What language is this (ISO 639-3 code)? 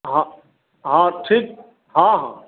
mai